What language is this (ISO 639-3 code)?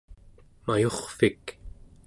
esu